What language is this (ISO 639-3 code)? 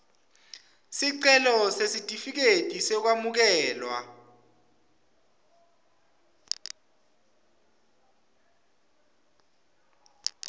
ssw